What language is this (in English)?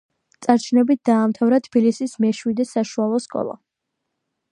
Georgian